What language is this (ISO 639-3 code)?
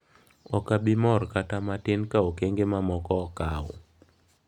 luo